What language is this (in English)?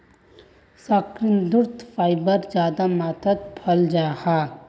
Magahi